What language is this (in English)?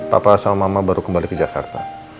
Indonesian